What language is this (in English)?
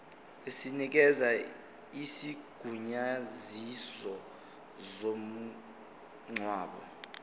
Zulu